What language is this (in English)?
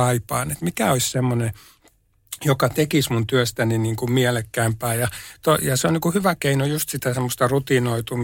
Finnish